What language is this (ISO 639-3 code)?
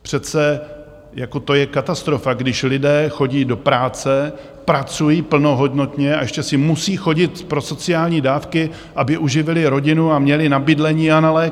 ces